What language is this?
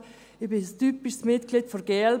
Swiss German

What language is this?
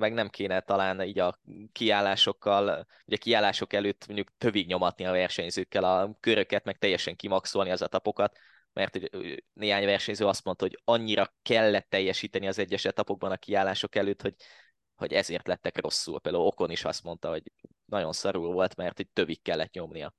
Hungarian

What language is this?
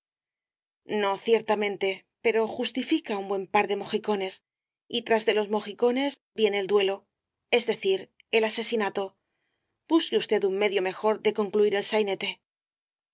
Spanish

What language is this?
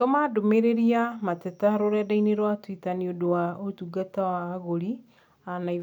Kikuyu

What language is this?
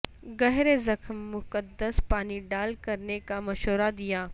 Urdu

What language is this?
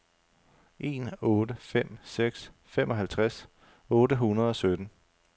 Danish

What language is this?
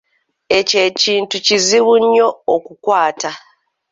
Ganda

